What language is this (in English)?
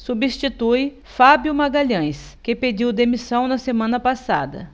Portuguese